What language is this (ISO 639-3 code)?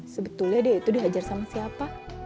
ind